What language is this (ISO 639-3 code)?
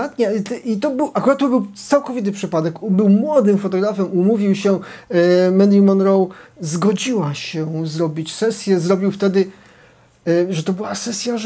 pol